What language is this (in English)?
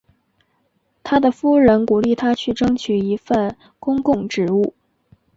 Chinese